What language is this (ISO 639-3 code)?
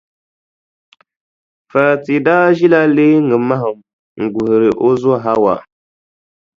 dag